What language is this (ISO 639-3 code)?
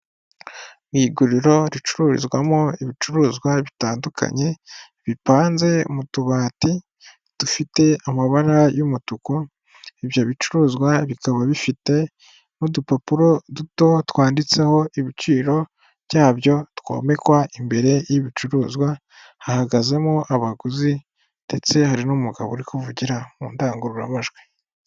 kin